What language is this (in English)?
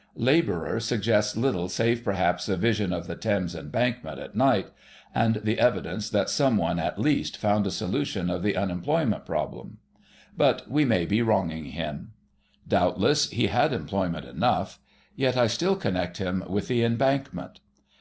English